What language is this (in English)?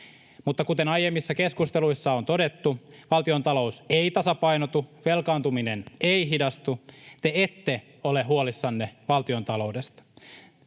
Finnish